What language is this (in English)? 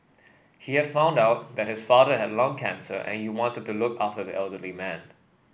English